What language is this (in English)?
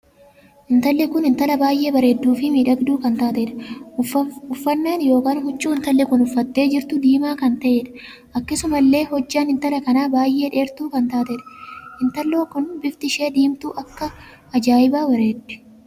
Oromo